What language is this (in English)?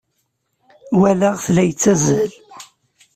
Kabyle